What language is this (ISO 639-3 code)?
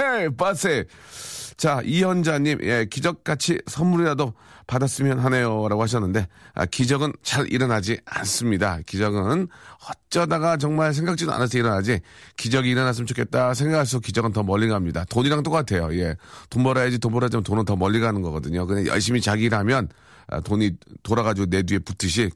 kor